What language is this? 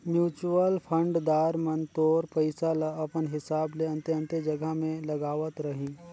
Chhattisgarhi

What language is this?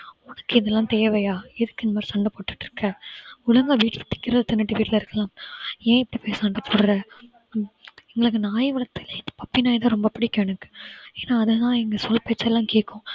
Tamil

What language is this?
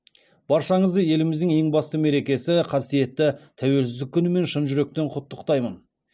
Kazakh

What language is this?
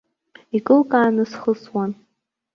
Abkhazian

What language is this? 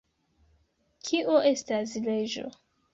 Esperanto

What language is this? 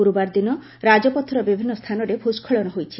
Odia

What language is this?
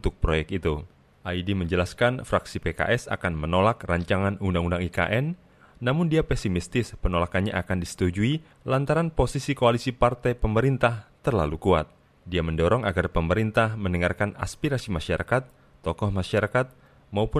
Indonesian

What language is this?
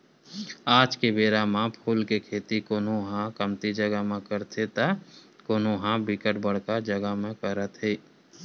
Chhattisgarhi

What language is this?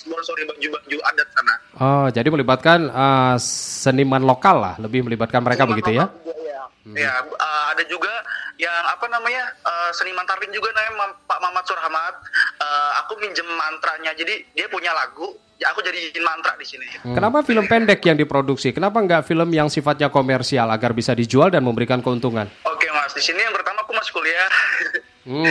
Indonesian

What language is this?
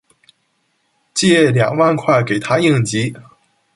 Chinese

